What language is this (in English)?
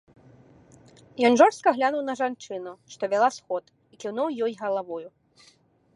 Belarusian